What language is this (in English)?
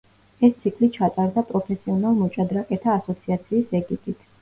Georgian